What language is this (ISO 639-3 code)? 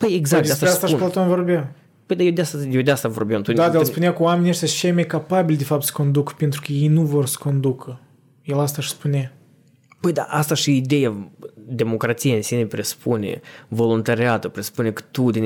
ron